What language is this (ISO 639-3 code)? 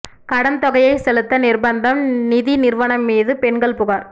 tam